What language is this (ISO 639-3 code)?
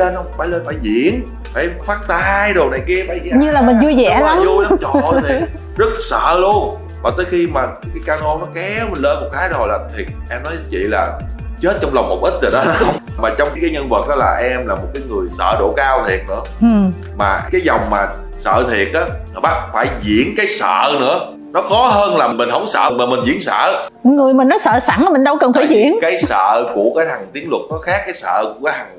vie